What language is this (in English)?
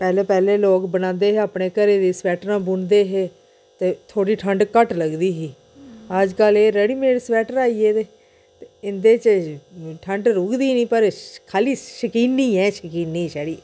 Dogri